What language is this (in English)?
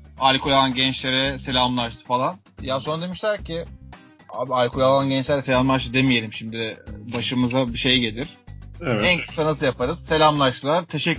Turkish